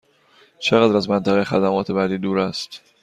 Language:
Persian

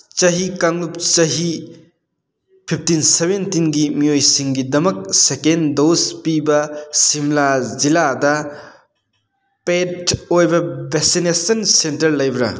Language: Manipuri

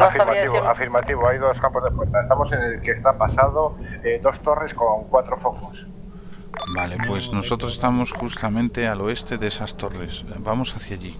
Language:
Spanish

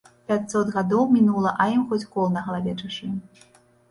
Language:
Belarusian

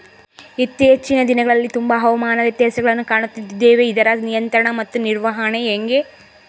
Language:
Kannada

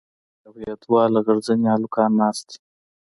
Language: Pashto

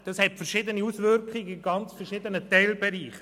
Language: Swiss German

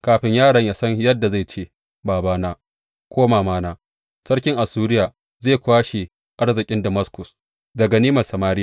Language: Hausa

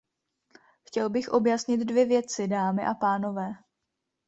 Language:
Czech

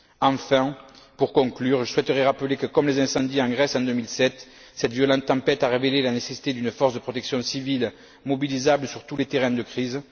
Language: French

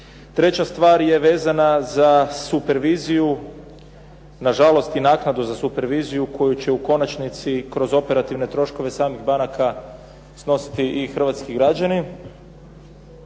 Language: Croatian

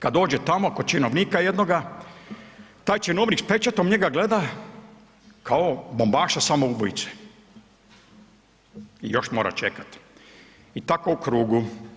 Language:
Croatian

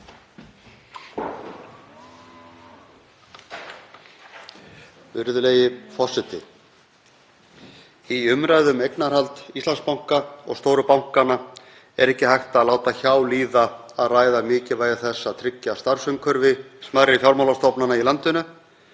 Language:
Icelandic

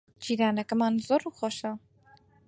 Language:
Central Kurdish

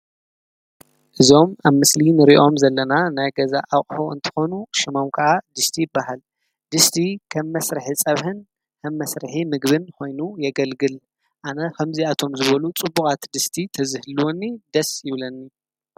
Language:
Tigrinya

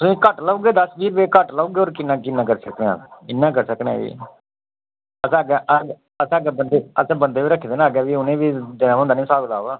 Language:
Dogri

